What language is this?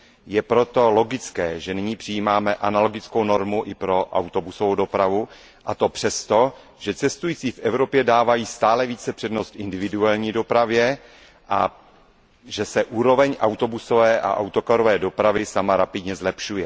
Czech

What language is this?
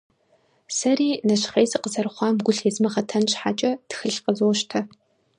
Kabardian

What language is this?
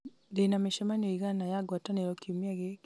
Kikuyu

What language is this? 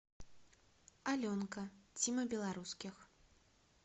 Russian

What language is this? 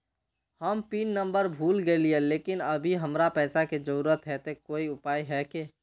Magahi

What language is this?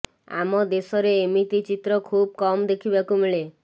Odia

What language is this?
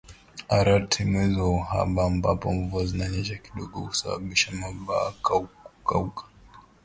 Swahili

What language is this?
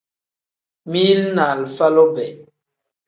Tem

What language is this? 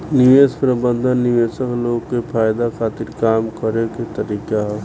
Bhojpuri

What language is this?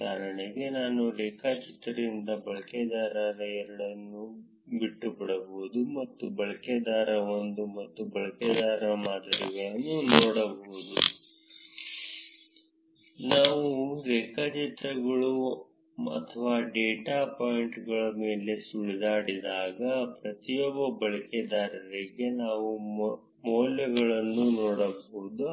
Kannada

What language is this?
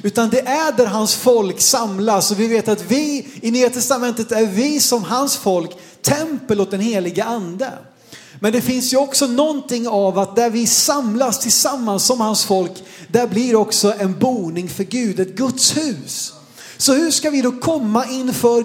Swedish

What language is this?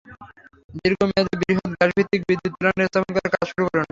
Bangla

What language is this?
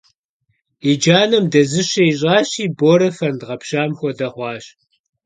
Kabardian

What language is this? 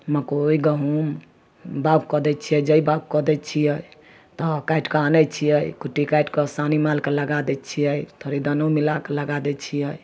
Maithili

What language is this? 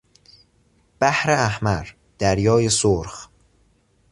Persian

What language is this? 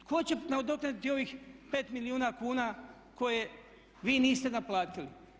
Croatian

